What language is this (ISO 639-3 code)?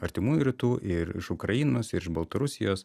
lit